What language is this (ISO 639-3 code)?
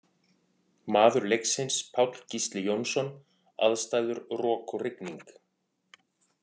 isl